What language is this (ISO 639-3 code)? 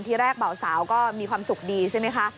tha